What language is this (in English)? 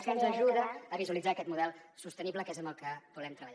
Catalan